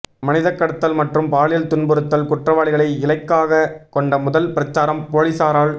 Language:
Tamil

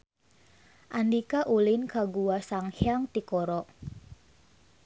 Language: Sundanese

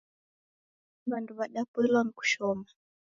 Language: Taita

